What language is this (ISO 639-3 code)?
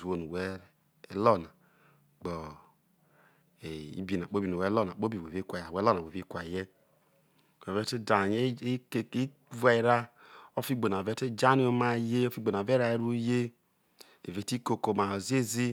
iso